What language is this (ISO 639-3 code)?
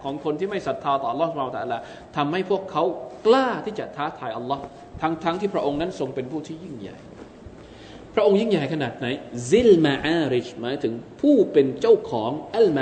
tha